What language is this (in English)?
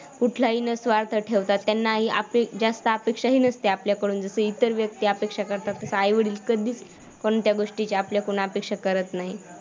Marathi